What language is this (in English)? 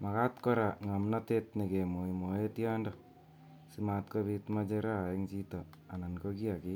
Kalenjin